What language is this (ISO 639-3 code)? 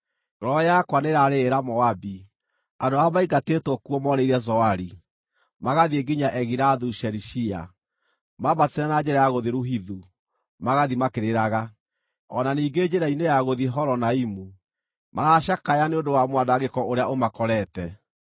kik